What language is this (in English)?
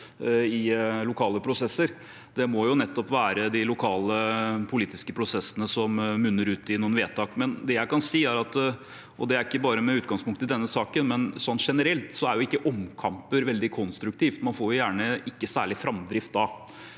Norwegian